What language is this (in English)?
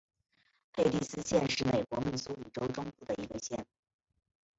Chinese